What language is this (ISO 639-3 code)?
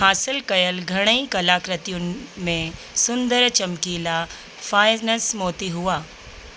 snd